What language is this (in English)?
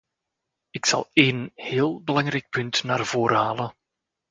Dutch